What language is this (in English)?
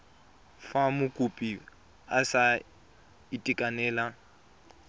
Tswana